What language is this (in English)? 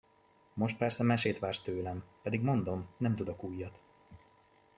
Hungarian